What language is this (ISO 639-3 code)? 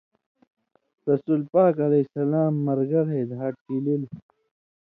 mvy